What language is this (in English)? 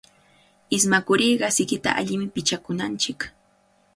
Cajatambo North Lima Quechua